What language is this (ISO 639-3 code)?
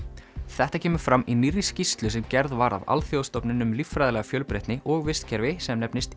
isl